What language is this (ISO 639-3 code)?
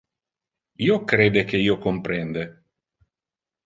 ina